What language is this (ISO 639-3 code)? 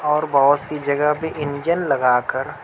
urd